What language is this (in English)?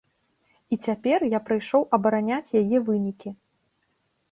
Belarusian